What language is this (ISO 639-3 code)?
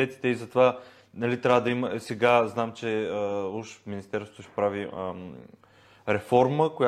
bul